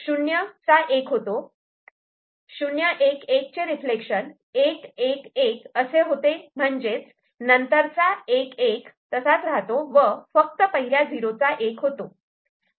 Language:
Marathi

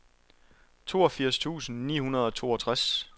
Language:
Danish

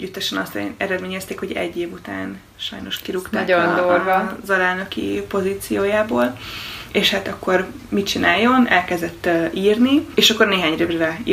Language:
Hungarian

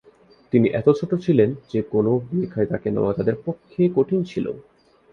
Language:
Bangla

